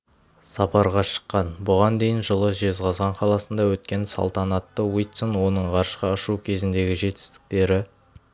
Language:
Kazakh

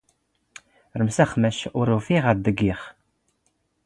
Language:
Standard Moroccan Tamazight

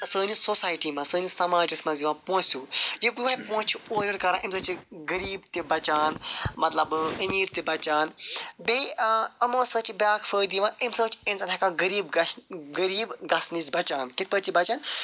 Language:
Kashmiri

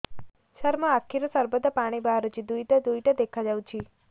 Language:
Odia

